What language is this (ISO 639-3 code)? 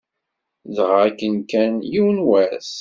kab